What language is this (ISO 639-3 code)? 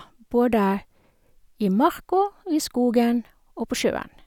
nor